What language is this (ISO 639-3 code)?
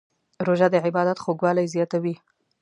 pus